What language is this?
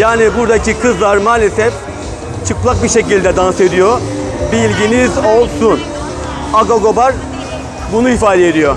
Turkish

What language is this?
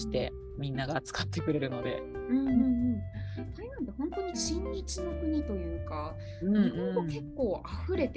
Japanese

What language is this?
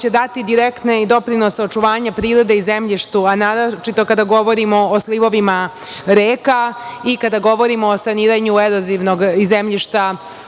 Serbian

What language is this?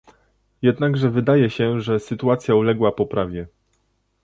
Polish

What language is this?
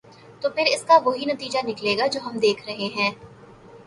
Urdu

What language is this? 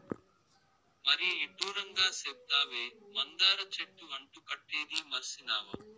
Telugu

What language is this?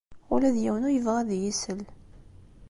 Kabyle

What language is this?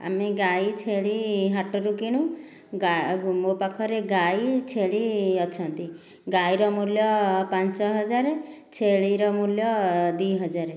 Odia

